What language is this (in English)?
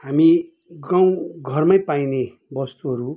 Nepali